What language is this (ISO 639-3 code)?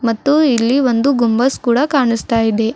kan